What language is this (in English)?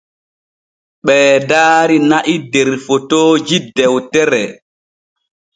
Borgu Fulfulde